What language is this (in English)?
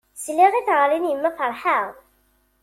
Kabyle